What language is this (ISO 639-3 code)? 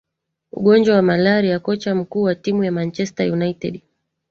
swa